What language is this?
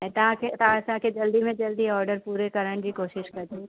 Sindhi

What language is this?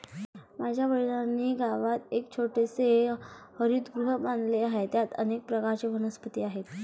Marathi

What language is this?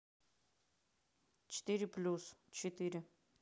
Russian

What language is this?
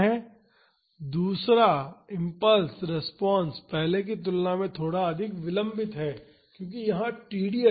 Hindi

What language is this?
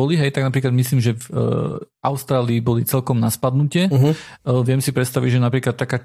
Slovak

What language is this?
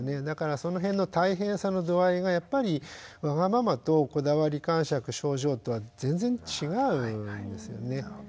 Japanese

